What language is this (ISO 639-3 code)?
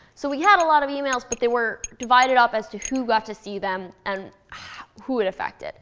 eng